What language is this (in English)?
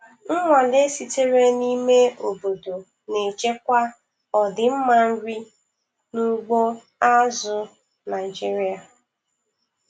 Igbo